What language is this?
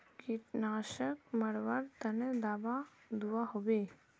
Magahi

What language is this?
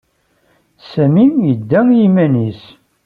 Kabyle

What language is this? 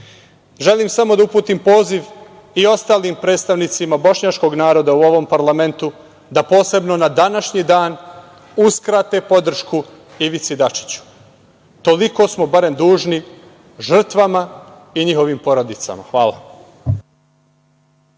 Serbian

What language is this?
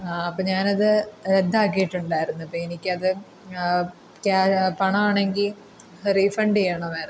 Malayalam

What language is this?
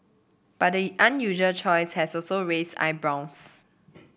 English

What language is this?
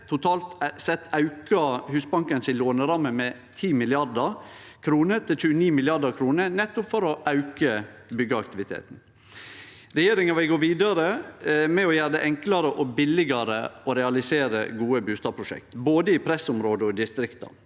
Norwegian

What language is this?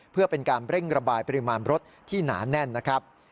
Thai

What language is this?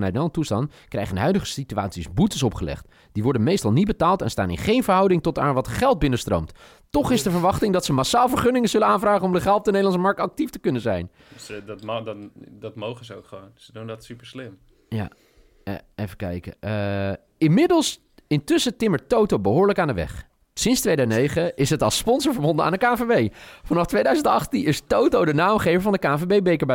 Dutch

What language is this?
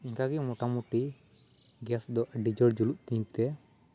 Santali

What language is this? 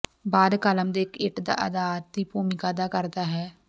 Punjabi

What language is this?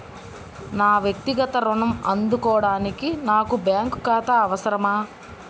Telugu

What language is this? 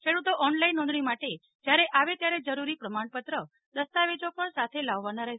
Gujarati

